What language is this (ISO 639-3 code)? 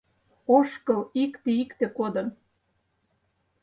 chm